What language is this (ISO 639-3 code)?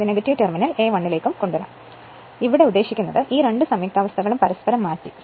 mal